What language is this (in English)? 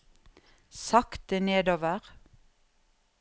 Norwegian